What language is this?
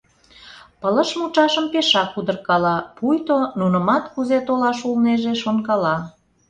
Mari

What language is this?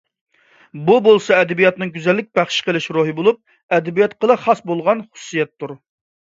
Uyghur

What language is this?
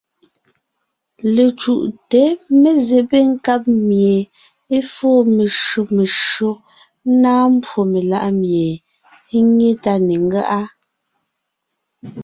Ngiemboon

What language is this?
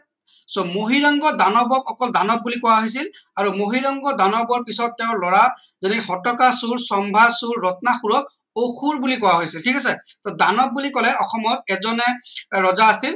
Assamese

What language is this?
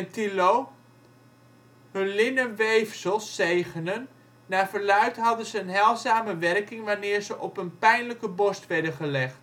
Dutch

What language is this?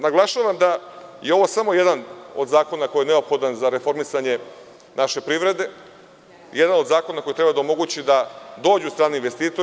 Serbian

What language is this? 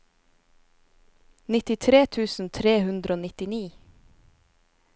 Norwegian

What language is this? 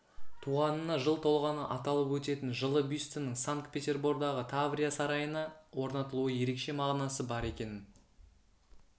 Kazakh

